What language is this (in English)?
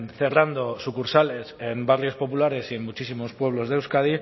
Spanish